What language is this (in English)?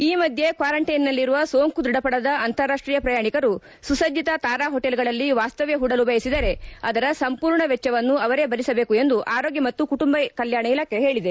Kannada